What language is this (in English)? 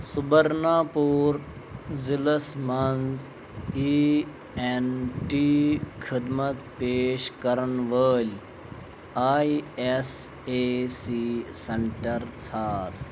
Kashmiri